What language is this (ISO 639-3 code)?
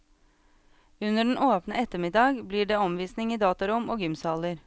nor